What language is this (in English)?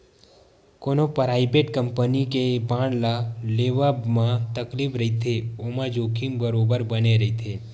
Chhattisgarhi